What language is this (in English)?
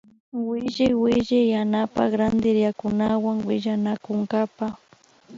Imbabura Highland Quichua